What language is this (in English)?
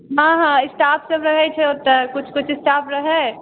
Maithili